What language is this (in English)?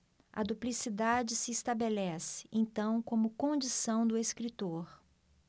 Portuguese